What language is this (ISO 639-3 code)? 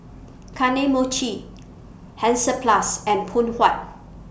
eng